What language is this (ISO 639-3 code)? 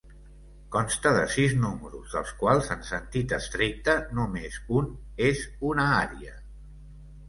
cat